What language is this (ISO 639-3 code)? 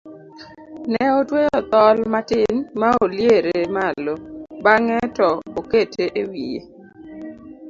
luo